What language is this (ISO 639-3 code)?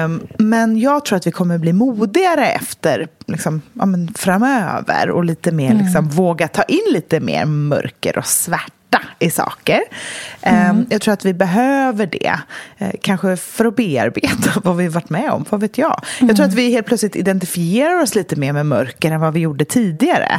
swe